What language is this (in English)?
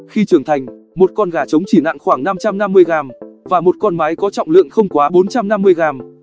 Vietnamese